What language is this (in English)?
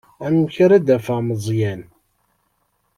Kabyle